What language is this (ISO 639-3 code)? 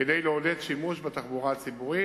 heb